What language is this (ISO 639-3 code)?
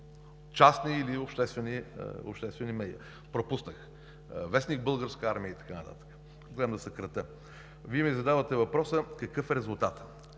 bul